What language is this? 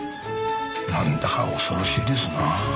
Japanese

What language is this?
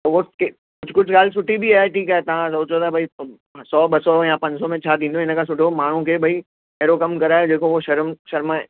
Sindhi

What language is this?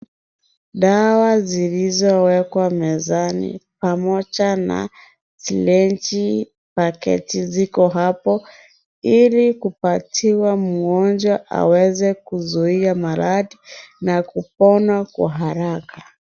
Swahili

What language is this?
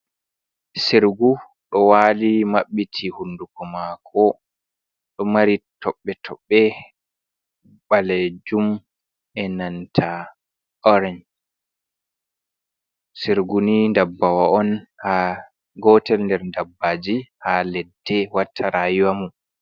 Fula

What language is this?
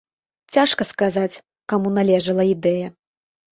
Belarusian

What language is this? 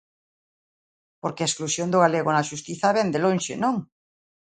Galician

